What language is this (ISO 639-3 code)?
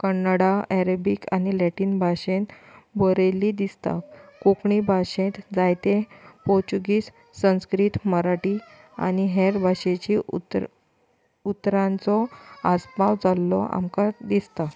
kok